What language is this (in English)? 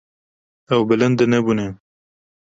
Kurdish